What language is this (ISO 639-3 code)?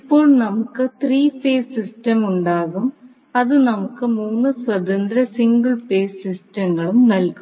mal